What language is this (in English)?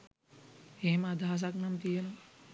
Sinhala